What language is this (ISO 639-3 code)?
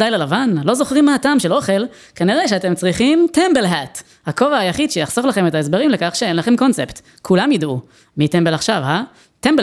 heb